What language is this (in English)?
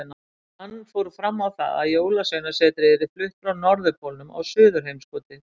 Icelandic